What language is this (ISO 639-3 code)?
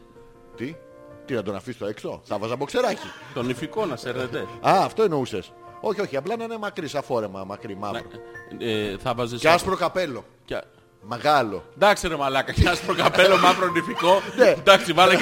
ell